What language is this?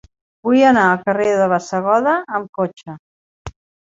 Catalan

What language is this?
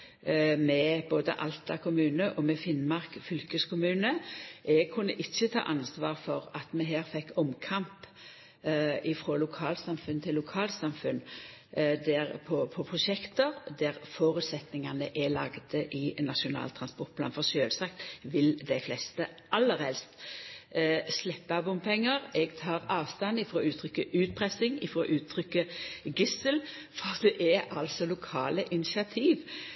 Norwegian Nynorsk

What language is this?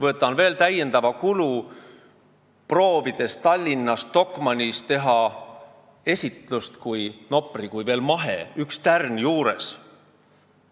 Estonian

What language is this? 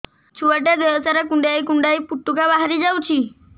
Odia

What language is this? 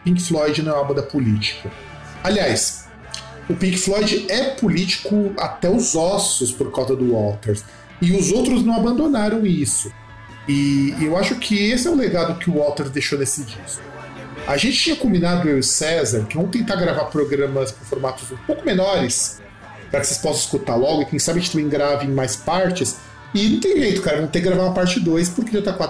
Portuguese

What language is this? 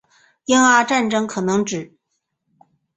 Chinese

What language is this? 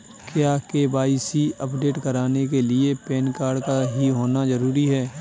Hindi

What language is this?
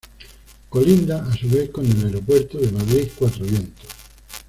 Spanish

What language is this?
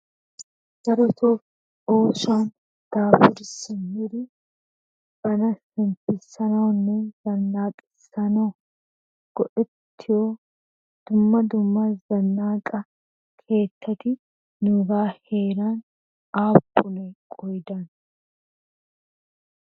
Wolaytta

